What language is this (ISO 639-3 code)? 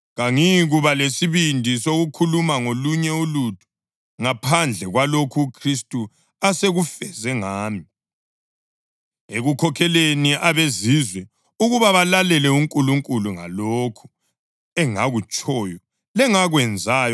nde